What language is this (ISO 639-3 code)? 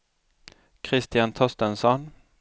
swe